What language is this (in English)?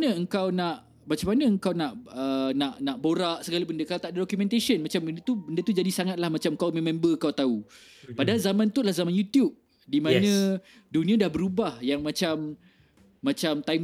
Malay